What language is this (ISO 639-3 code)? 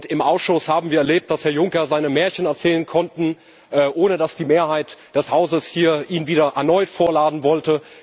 deu